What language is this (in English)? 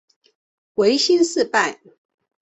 Chinese